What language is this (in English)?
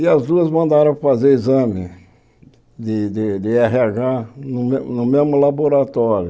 Portuguese